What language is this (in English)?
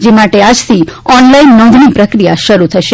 Gujarati